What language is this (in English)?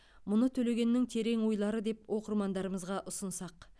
Kazakh